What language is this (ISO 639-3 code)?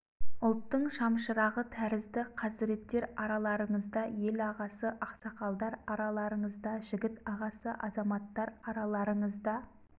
kaz